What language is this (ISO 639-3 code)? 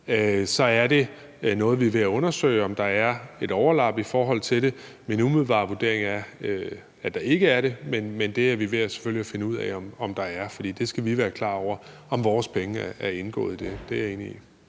dan